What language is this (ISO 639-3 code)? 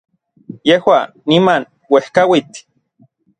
nlv